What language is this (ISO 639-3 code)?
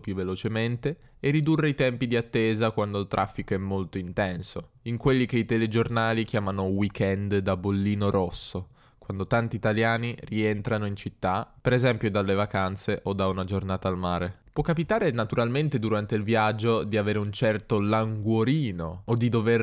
ita